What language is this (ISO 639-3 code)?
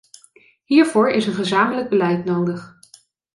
nld